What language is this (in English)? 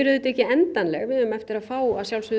Icelandic